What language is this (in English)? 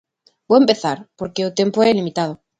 Galician